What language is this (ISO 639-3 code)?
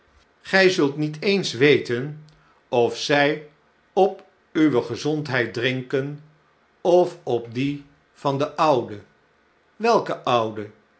nld